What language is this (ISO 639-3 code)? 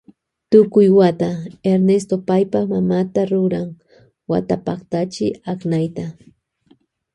qvj